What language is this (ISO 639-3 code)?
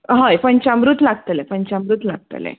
kok